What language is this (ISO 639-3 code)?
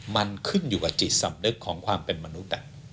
tha